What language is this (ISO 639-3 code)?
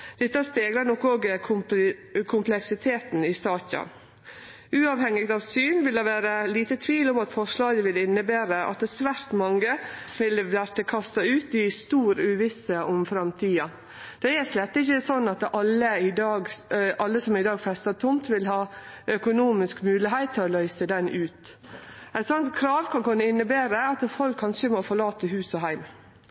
nno